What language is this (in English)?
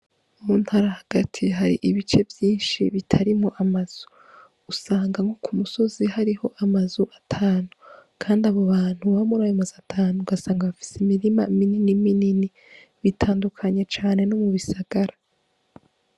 Rundi